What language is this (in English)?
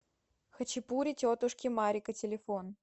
Russian